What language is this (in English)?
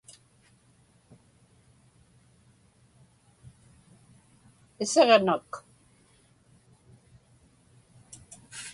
Inupiaq